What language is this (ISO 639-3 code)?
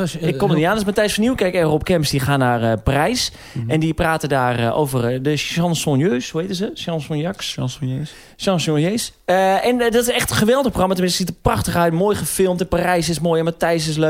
nld